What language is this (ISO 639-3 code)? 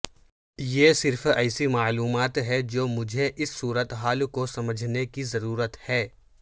urd